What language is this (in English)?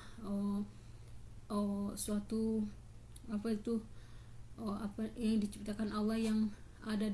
Indonesian